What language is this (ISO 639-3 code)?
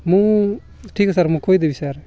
ori